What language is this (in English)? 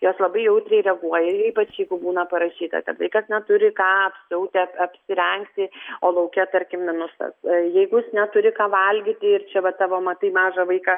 Lithuanian